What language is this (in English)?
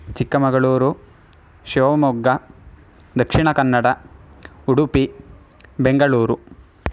Sanskrit